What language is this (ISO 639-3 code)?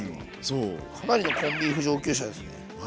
jpn